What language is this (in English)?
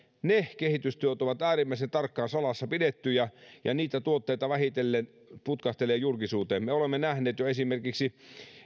Finnish